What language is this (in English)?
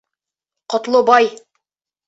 Bashkir